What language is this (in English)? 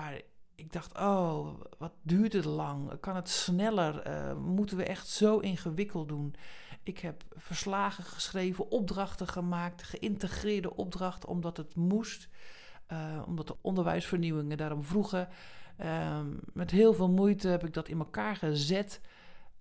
Dutch